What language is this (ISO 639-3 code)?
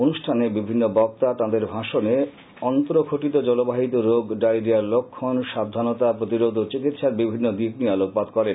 ben